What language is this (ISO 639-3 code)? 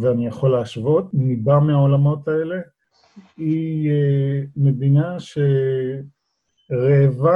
heb